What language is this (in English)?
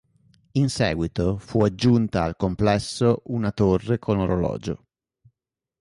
Italian